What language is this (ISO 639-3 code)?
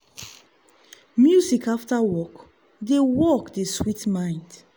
pcm